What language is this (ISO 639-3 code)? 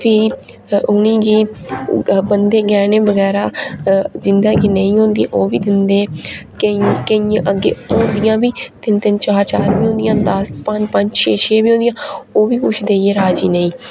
doi